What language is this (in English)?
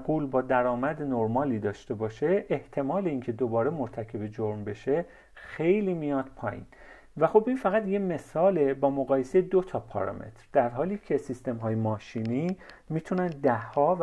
Persian